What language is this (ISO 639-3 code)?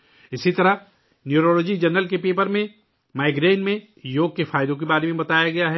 urd